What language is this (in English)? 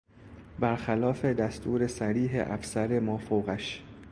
Persian